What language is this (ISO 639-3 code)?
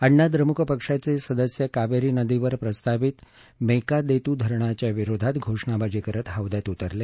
mar